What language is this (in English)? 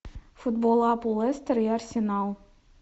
Russian